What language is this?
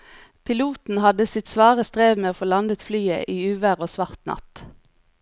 Norwegian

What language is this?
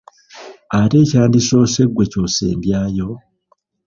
Ganda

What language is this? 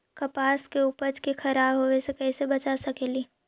Magahi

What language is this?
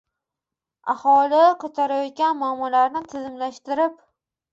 Uzbek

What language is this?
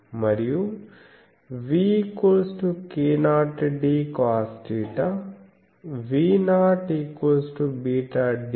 Telugu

